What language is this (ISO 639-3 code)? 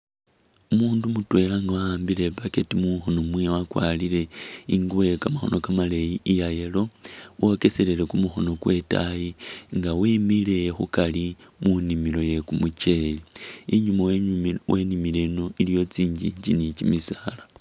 myx